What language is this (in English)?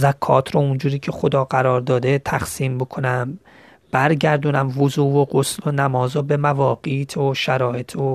Persian